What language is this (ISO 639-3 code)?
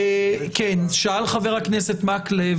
heb